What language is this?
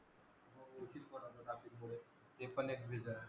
Marathi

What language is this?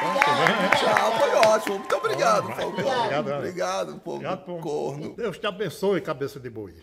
Portuguese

